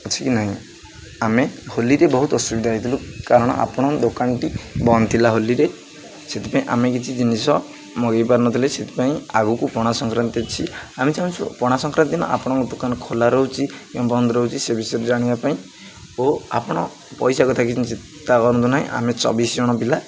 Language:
Odia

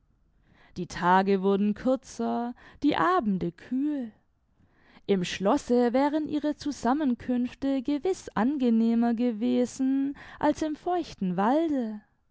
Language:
German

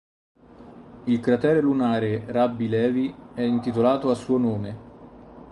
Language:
Italian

